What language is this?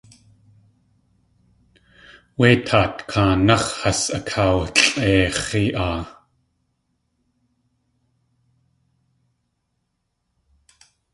Tlingit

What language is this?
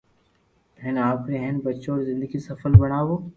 Loarki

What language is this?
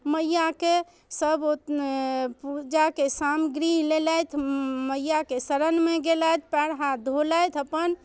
Maithili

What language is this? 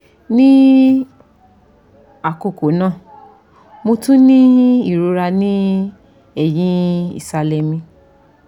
Yoruba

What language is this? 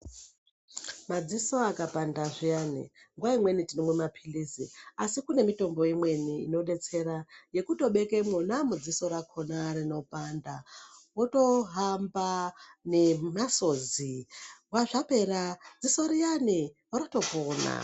Ndau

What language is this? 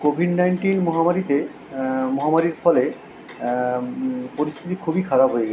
Bangla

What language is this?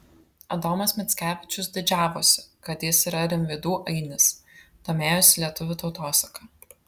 Lithuanian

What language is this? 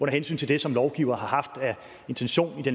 Danish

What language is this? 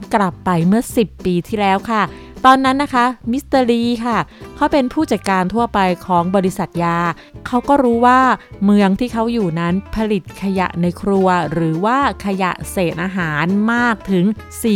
Thai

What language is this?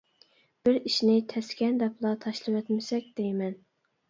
Uyghur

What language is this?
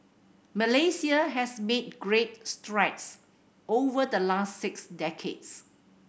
English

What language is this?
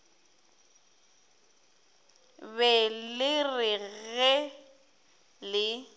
Northern Sotho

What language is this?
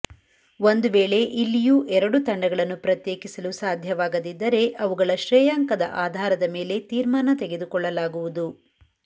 Kannada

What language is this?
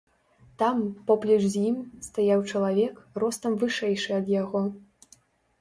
Belarusian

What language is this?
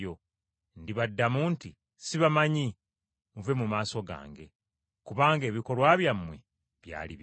Ganda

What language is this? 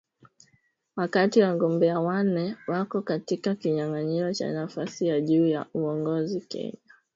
Swahili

